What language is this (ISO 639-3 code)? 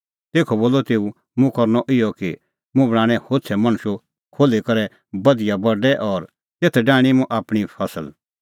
kfx